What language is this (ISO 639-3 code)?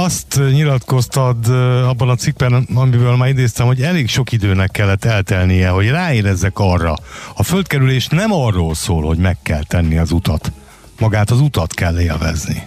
hun